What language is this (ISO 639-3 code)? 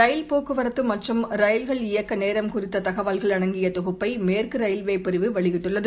tam